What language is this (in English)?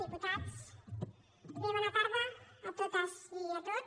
Catalan